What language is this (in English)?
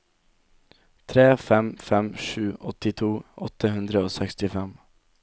Norwegian